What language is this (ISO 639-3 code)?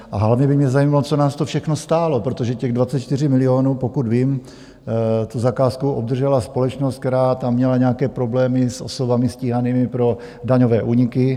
ces